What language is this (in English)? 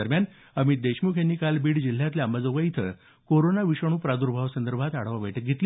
Marathi